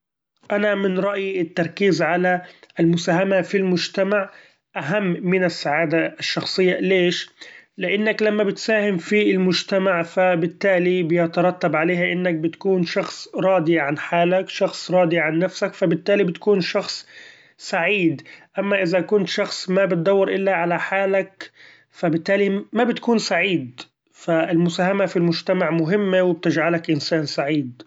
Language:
Gulf Arabic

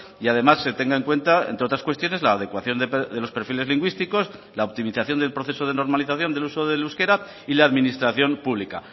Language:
Spanish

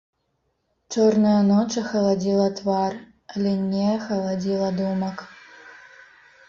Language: Belarusian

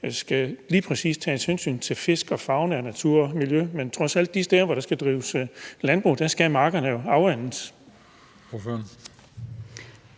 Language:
Danish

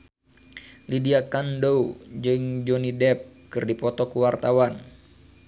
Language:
Sundanese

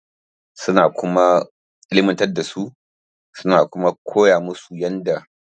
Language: Hausa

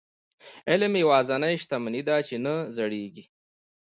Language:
Pashto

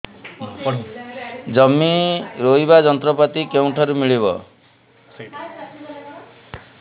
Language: Odia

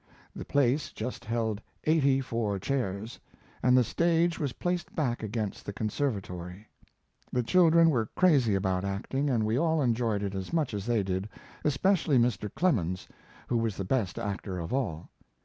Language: English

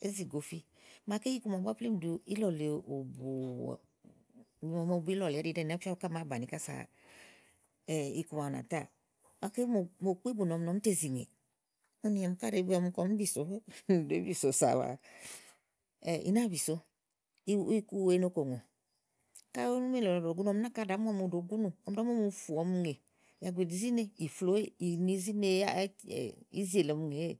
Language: Igo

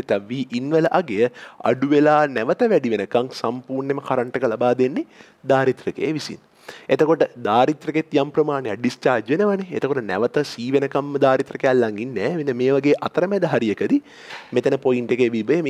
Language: Indonesian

